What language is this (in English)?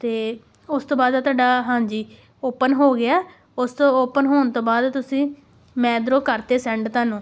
Punjabi